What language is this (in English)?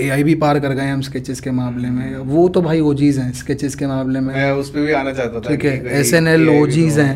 Hindi